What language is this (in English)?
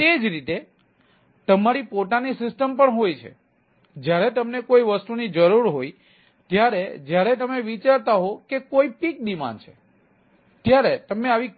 Gujarati